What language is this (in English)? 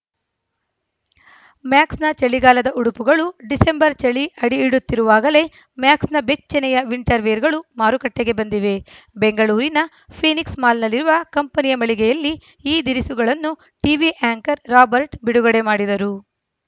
Kannada